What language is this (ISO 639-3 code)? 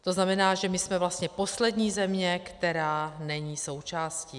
ces